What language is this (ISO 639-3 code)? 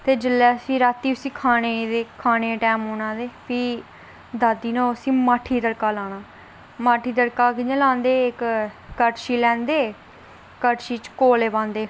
doi